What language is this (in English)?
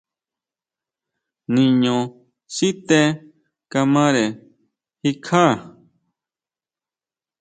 Huautla Mazatec